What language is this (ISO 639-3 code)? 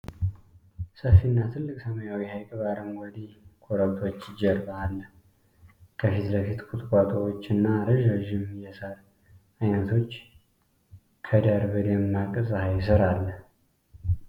amh